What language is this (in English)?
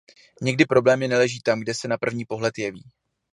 Czech